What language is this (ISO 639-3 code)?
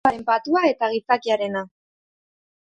eus